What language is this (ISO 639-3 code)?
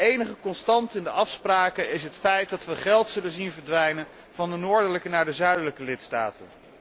nld